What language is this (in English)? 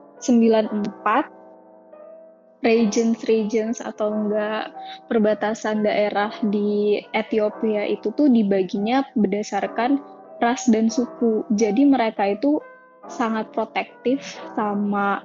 Indonesian